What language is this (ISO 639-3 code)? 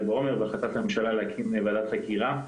heb